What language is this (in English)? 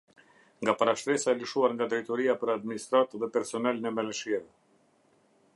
Albanian